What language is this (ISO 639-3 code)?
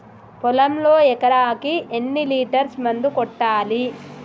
tel